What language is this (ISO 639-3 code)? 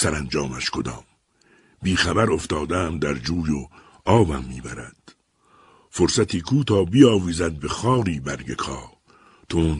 fas